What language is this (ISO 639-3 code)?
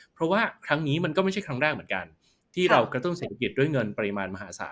tha